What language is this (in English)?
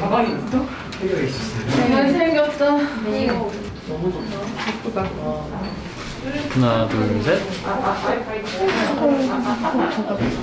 Korean